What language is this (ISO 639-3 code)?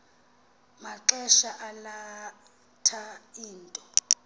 xho